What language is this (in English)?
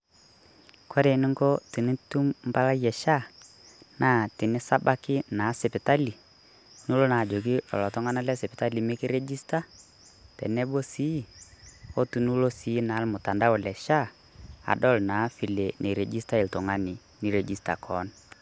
Masai